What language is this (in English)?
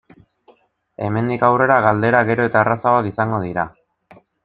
Basque